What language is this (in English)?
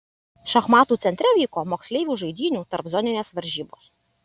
Lithuanian